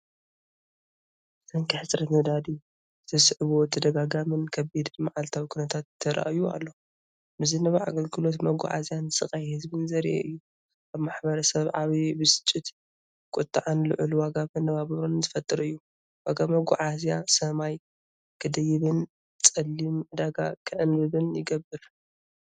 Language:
Tigrinya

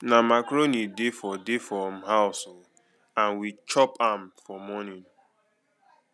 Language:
Nigerian Pidgin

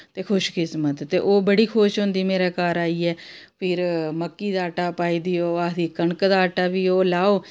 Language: Dogri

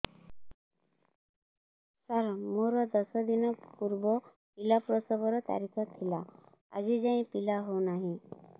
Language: Odia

